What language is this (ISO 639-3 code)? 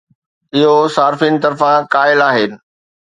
snd